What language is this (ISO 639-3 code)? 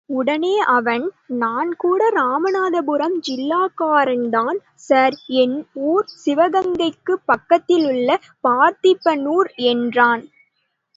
tam